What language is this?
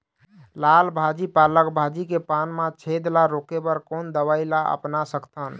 Chhattisgarhi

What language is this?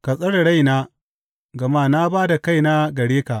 Hausa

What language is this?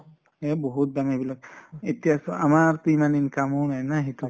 Assamese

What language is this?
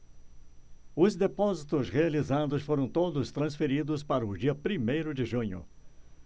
Portuguese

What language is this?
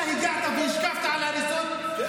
Hebrew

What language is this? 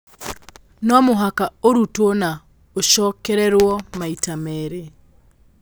Kikuyu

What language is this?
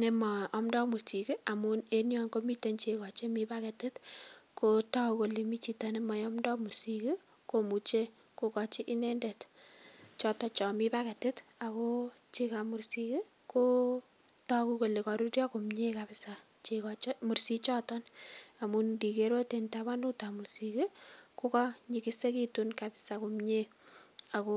Kalenjin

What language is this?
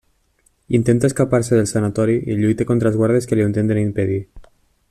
Catalan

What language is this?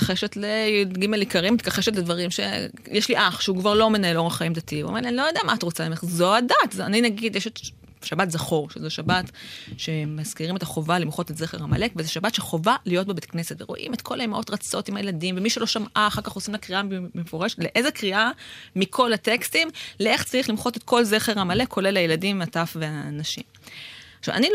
Hebrew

